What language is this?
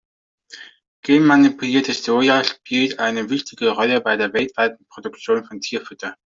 German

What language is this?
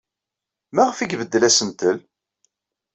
Kabyle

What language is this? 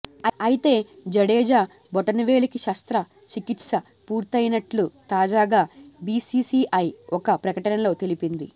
Telugu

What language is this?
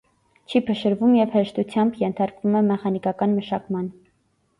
Armenian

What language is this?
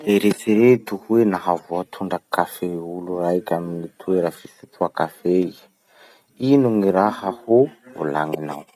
Masikoro Malagasy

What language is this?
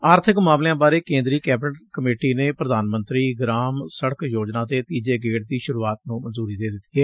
Punjabi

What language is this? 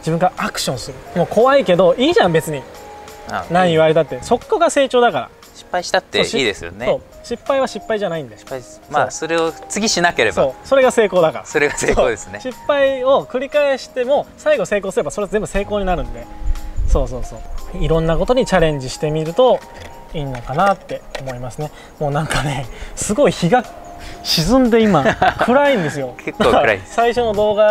Japanese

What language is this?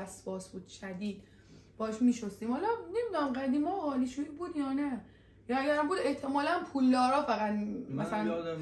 Persian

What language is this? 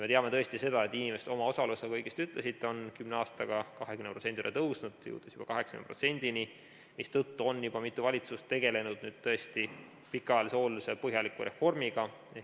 Estonian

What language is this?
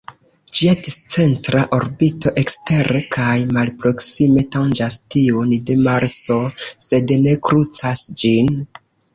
Esperanto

